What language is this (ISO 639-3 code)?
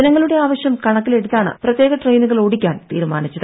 mal